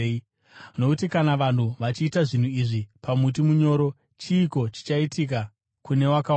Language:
Shona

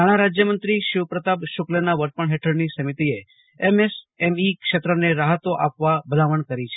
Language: Gujarati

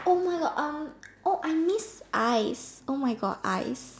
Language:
English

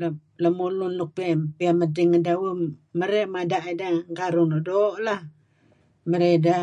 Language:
Kelabit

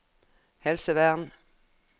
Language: Norwegian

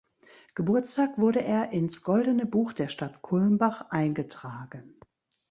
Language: German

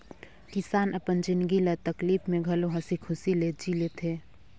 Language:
Chhattisgarhi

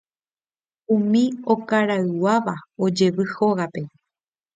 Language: Guarani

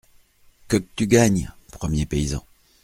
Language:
French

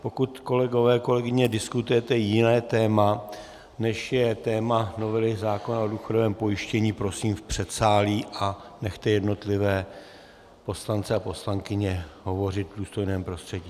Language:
Czech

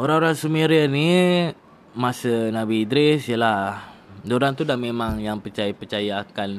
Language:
Malay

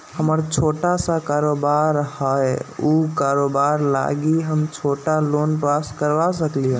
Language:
Magahi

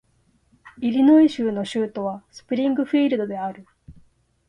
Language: Japanese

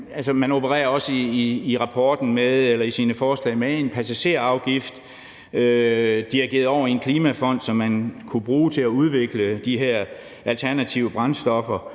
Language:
Danish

